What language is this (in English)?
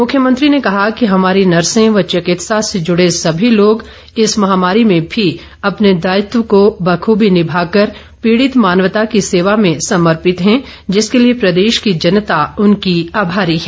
Hindi